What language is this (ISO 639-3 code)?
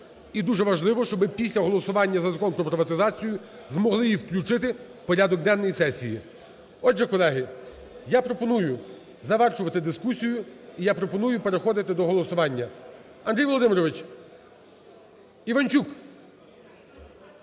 ukr